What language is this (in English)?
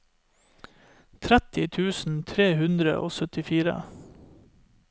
Norwegian